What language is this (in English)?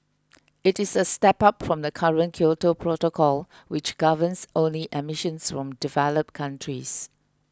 English